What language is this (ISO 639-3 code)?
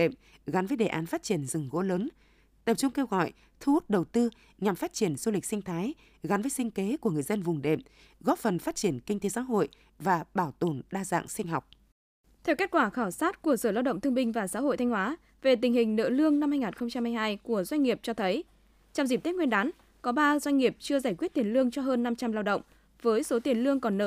vie